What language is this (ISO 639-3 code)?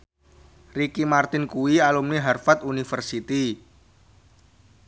jav